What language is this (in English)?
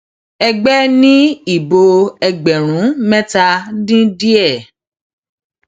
Yoruba